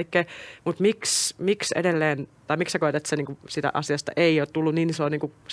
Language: Finnish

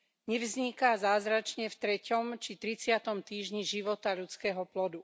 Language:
Slovak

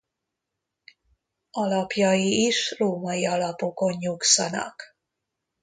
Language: Hungarian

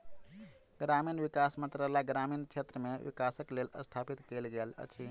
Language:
Maithili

